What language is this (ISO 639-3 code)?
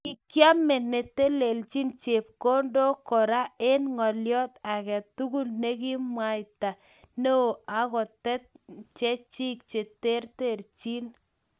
kln